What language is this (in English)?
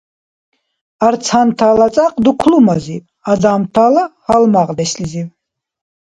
Dargwa